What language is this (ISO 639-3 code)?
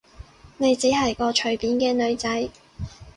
yue